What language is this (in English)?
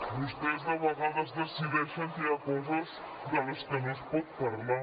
Catalan